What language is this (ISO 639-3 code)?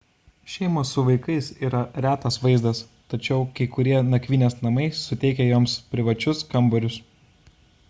lit